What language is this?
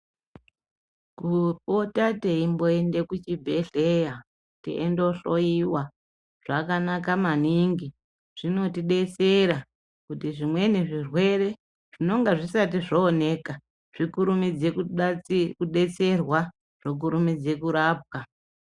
Ndau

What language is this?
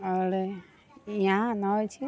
Maithili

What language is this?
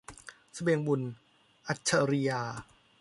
Thai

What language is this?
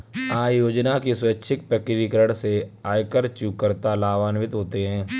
Hindi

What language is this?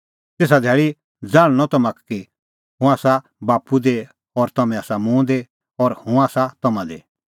Kullu Pahari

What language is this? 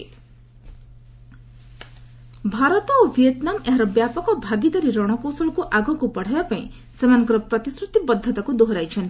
Odia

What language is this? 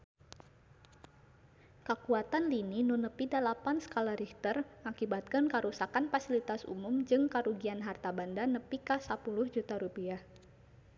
Sundanese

